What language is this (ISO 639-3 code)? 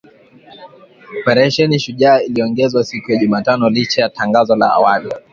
swa